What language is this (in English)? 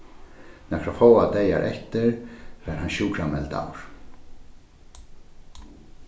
Faroese